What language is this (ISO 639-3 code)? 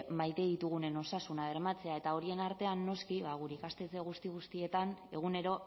eus